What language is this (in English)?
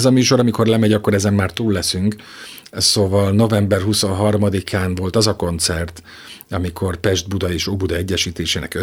Hungarian